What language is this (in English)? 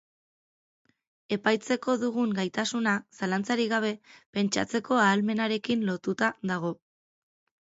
Basque